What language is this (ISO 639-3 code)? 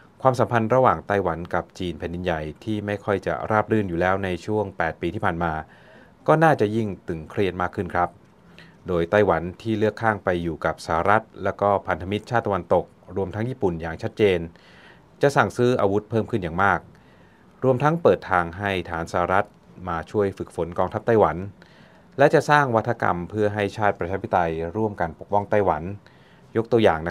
tha